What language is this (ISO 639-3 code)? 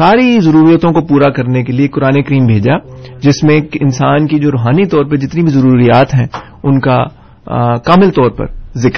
urd